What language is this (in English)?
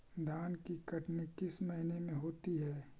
Magahi